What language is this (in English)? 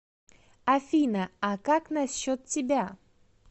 Russian